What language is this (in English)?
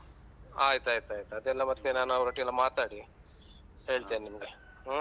Kannada